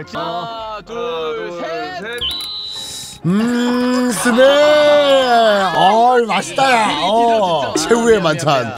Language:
Korean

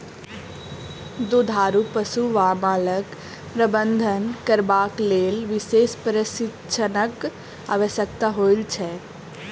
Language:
Maithili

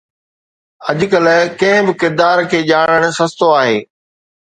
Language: Sindhi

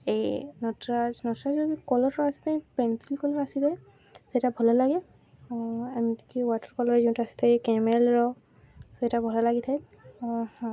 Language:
Odia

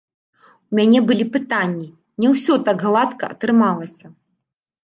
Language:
Belarusian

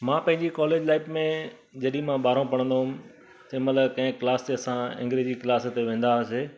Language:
Sindhi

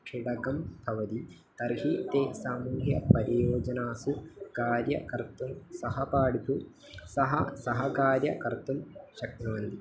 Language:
Sanskrit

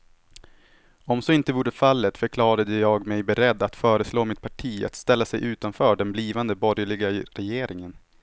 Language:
Swedish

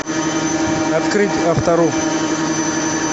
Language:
Russian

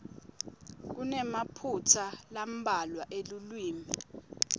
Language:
Swati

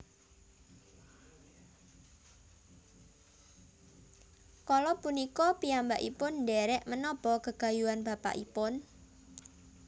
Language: Javanese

